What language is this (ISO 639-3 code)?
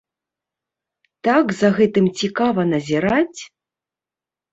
bel